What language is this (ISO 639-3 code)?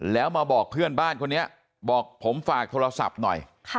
tha